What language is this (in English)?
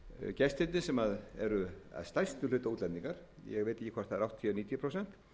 Icelandic